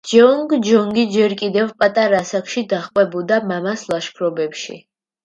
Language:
Georgian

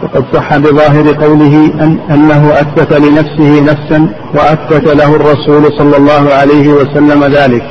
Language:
Arabic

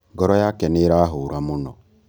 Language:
Kikuyu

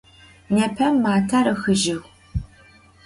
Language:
Adyghe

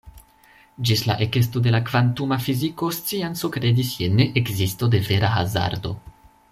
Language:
Esperanto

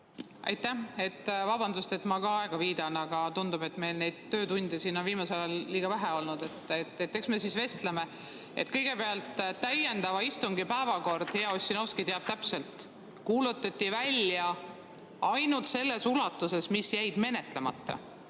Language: Estonian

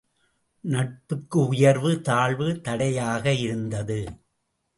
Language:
Tamil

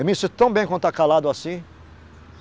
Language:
Portuguese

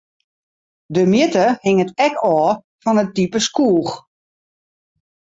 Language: Western Frisian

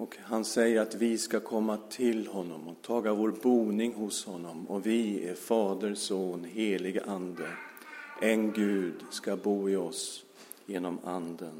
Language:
Swedish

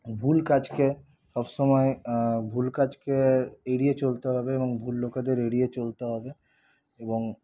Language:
Bangla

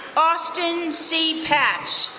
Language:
English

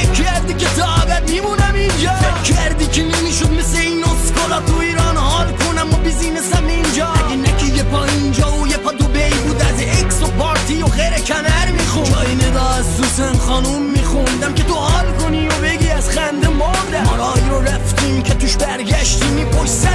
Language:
Persian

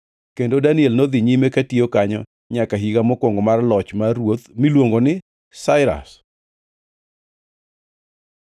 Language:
Luo (Kenya and Tanzania)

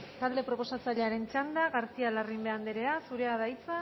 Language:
Basque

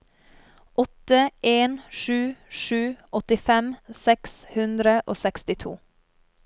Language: Norwegian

